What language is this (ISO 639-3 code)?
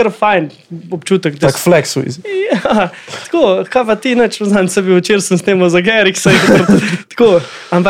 slk